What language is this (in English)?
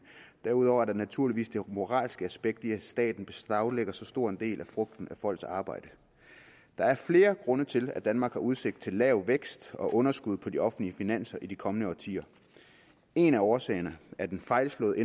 Danish